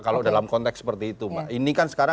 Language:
Indonesian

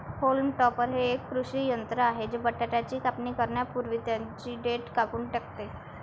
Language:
Marathi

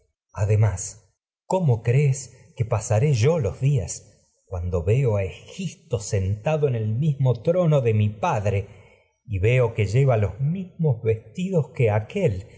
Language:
Spanish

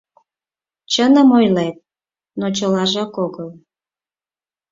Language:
Mari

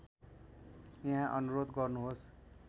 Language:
Nepali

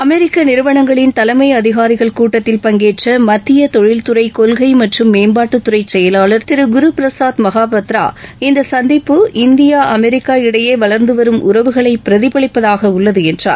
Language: Tamil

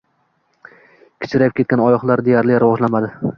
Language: Uzbek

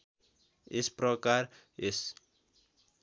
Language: Nepali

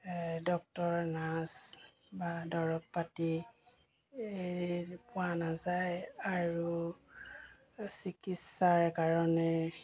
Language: Assamese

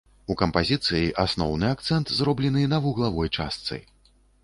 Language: Belarusian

